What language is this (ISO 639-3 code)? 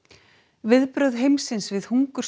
isl